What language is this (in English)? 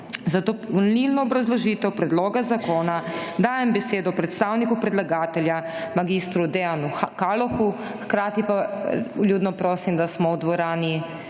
Slovenian